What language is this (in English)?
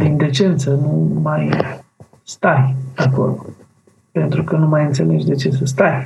Romanian